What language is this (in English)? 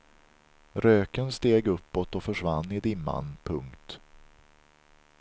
Swedish